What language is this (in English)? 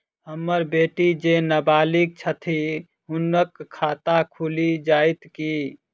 Maithili